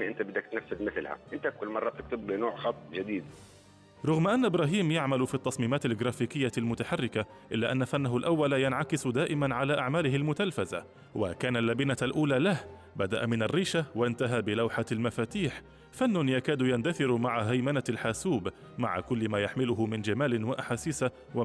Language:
Arabic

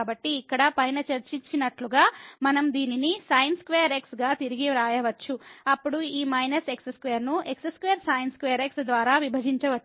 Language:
Telugu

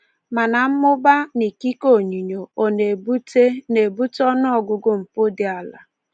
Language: Igbo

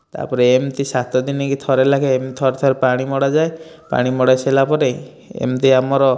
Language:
Odia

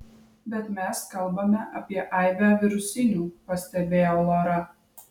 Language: Lithuanian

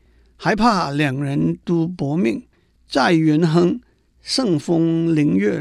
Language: Chinese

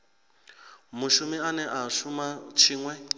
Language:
Venda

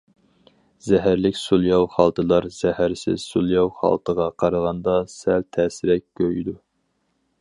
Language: Uyghur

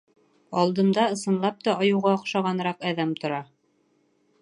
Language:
Bashkir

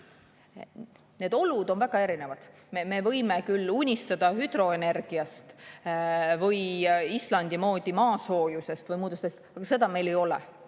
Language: Estonian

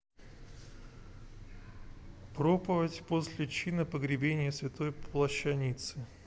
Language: Russian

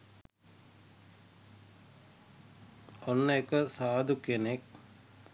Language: Sinhala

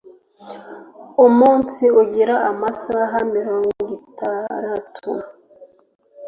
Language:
Kinyarwanda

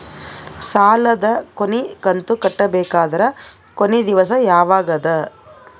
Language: Kannada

